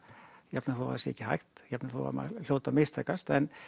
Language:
Icelandic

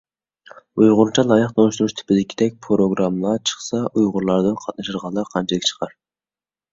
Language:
Uyghur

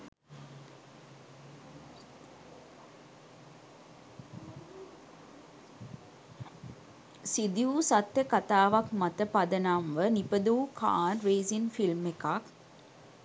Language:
Sinhala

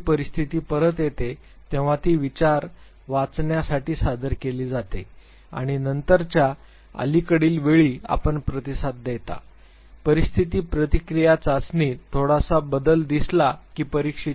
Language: Marathi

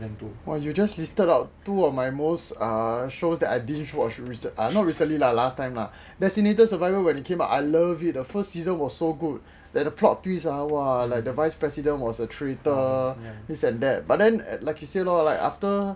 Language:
English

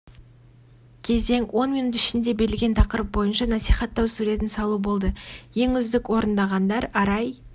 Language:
Kazakh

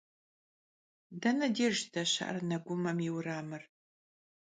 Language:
Kabardian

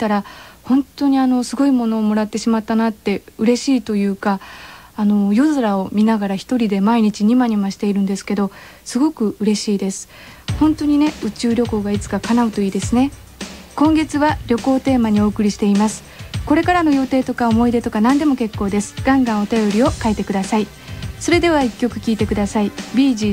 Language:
Japanese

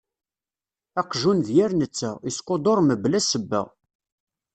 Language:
Kabyle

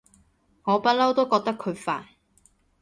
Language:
Cantonese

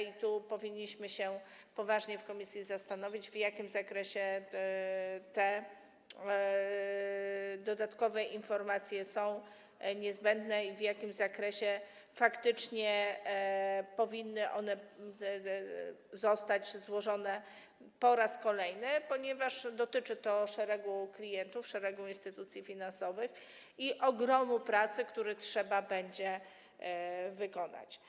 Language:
Polish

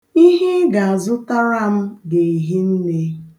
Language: Igbo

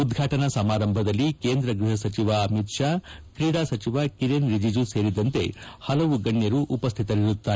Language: Kannada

